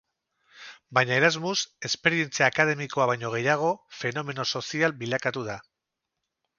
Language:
Basque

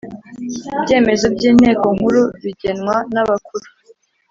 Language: Kinyarwanda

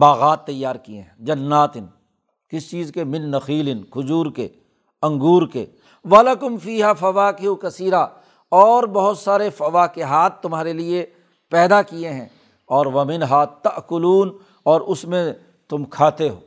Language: Urdu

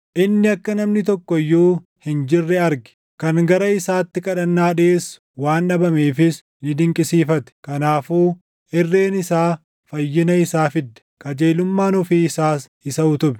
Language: Oromo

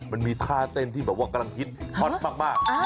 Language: Thai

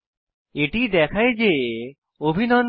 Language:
Bangla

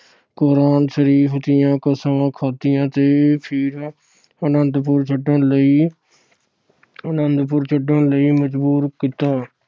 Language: Punjabi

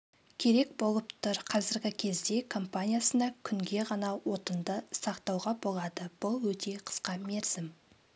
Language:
Kazakh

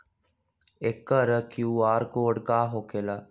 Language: Magahi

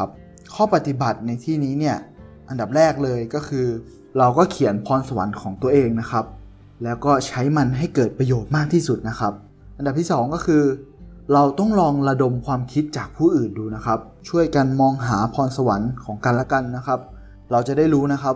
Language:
Thai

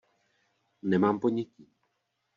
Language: Czech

